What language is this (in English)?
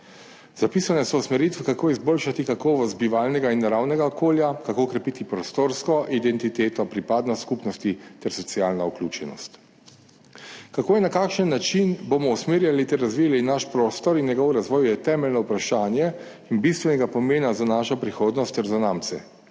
Slovenian